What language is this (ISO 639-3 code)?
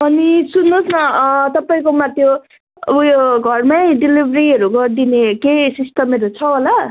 nep